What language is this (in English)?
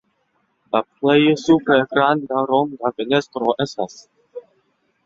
Esperanto